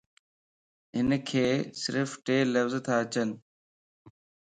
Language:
Lasi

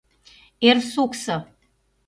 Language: Mari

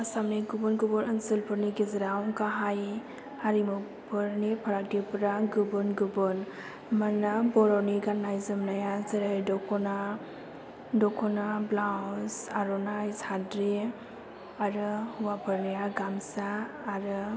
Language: Bodo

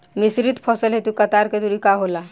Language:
Bhojpuri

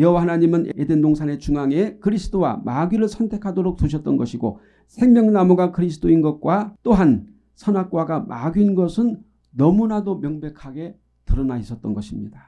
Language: Korean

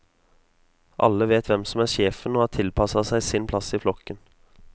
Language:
Norwegian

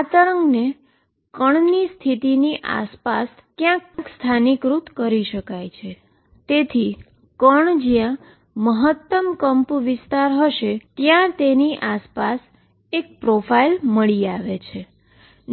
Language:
Gujarati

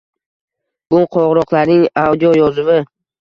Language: Uzbek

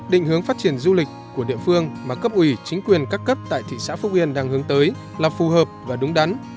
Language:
Vietnamese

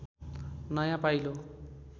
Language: Nepali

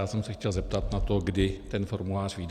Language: Czech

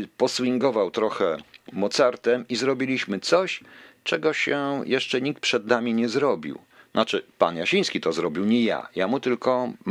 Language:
Polish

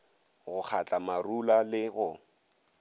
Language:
Northern Sotho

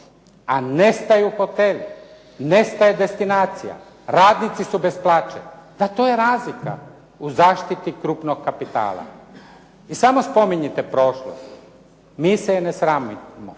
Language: Croatian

